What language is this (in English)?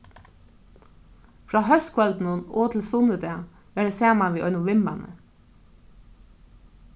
Faroese